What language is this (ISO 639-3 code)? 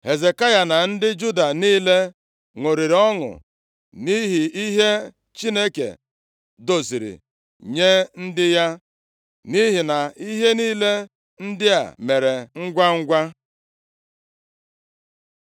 ibo